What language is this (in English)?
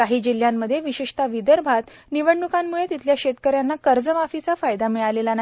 Marathi